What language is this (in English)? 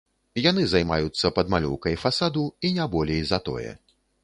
Belarusian